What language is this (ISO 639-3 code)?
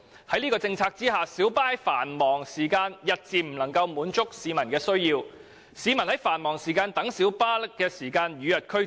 yue